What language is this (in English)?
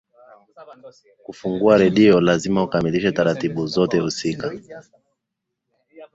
Swahili